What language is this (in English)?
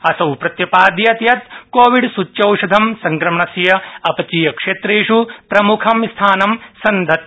Sanskrit